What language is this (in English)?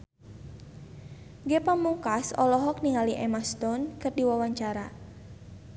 Sundanese